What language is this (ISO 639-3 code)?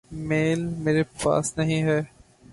urd